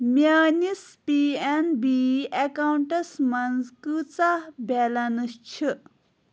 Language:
Kashmiri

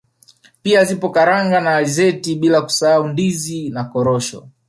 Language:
Swahili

